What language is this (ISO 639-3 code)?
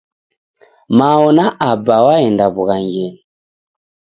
dav